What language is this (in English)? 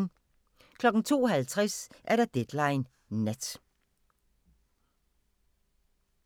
Danish